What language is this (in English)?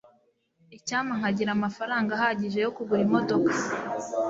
Kinyarwanda